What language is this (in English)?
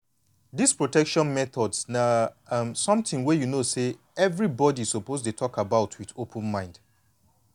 Nigerian Pidgin